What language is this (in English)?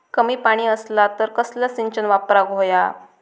Marathi